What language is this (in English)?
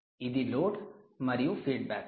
Telugu